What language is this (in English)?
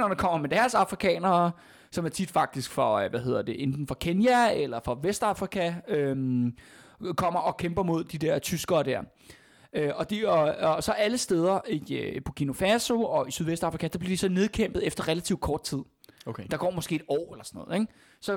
Danish